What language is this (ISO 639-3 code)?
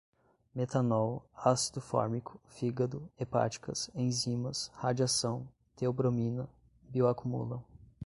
por